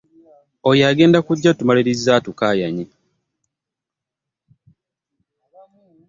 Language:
Ganda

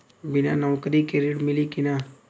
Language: Bhojpuri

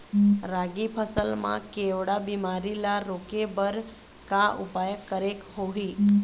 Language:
Chhattisgarhi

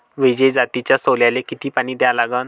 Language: Marathi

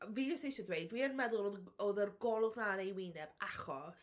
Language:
Welsh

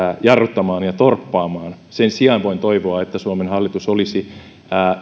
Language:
Finnish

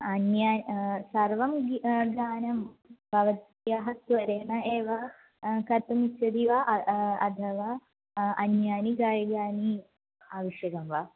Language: Sanskrit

